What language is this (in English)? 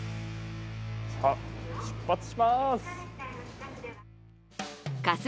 Japanese